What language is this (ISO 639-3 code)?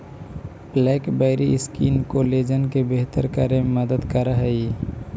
mag